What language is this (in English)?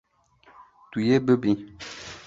Kurdish